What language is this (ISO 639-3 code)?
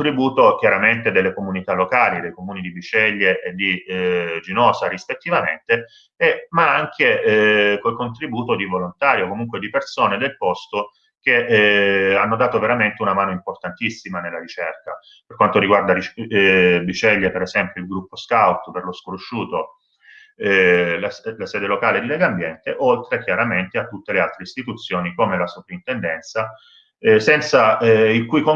ita